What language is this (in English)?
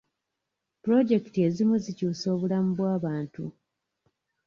Ganda